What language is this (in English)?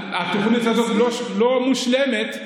Hebrew